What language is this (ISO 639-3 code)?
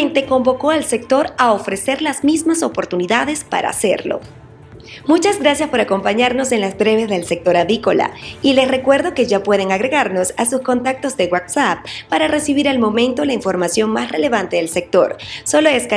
spa